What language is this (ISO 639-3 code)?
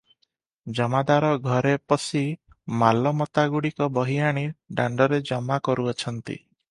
ori